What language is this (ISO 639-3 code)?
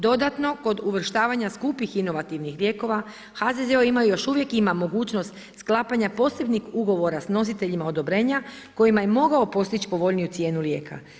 hrv